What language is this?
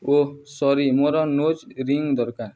Odia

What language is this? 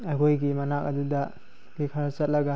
Manipuri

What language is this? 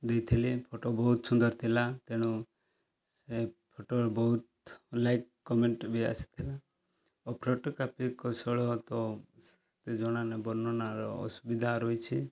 Odia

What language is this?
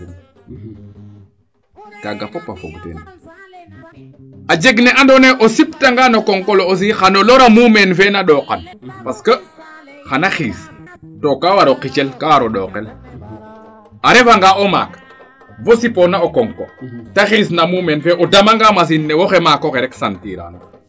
Serer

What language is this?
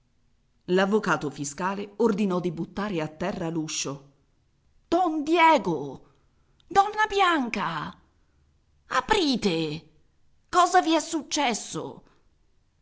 Italian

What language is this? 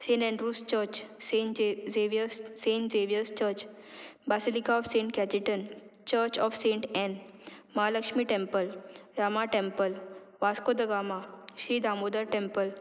Konkani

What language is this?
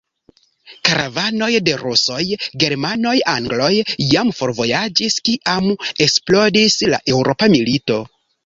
Esperanto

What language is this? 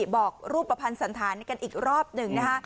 Thai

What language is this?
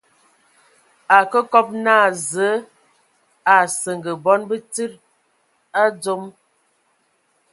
Ewondo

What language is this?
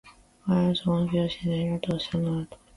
Japanese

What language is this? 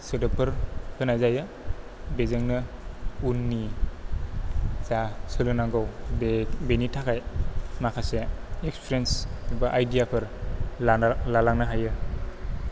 Bodo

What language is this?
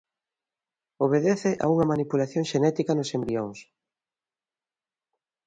Galician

